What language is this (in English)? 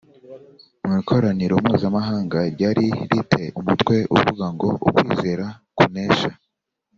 Kinyarwanda